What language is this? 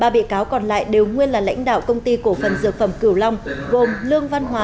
Vietnamese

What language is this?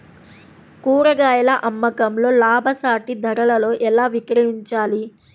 Telugu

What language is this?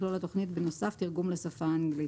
Hebrew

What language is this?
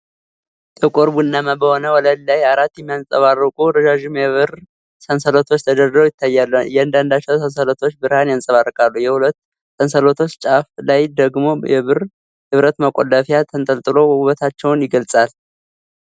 Amharic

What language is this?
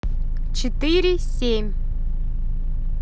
Russian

